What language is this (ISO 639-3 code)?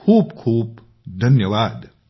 mar